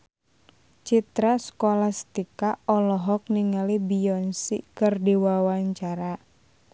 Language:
Sundanese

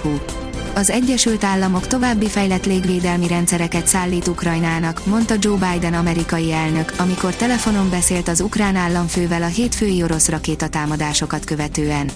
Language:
Hungarian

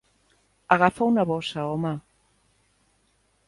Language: Catalan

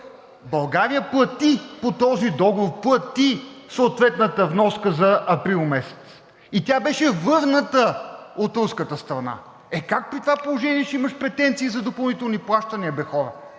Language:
Bulgarian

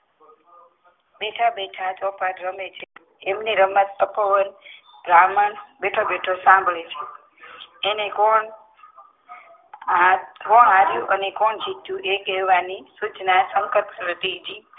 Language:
Gujarati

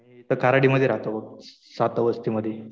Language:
Marathi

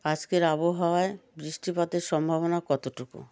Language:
Bangla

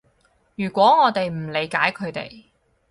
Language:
Cantonese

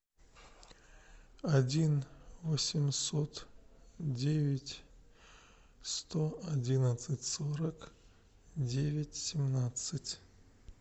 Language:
Russian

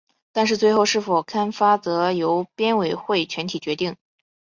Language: Chinese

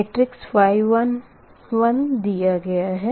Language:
Hindi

